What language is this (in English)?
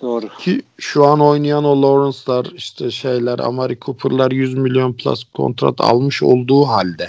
Turkish